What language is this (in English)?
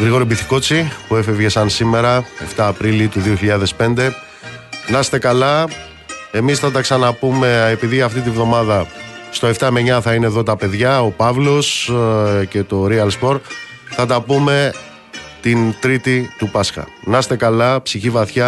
Greek